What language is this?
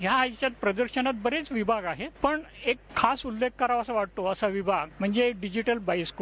Marathi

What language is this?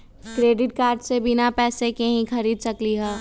Magahi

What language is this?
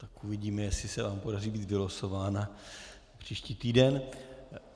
Czech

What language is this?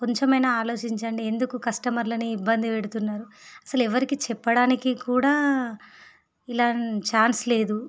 Telugu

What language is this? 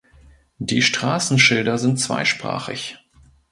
German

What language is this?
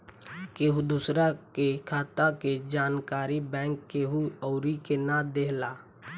Bhojpuri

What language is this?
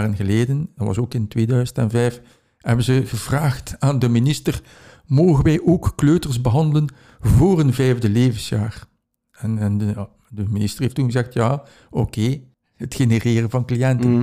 Dutch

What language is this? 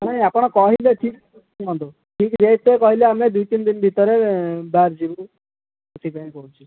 Odia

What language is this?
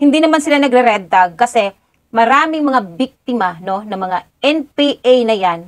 Filipino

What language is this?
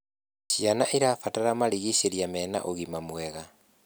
Kikuyu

